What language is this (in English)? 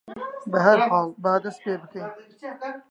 Central Kurdish